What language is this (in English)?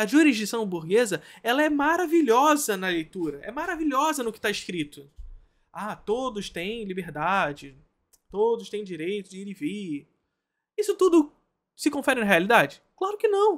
Portuguese